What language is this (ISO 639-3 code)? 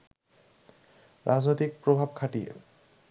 ben